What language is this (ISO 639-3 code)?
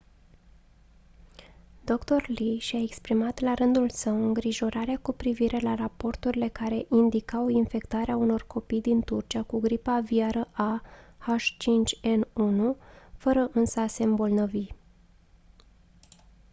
ron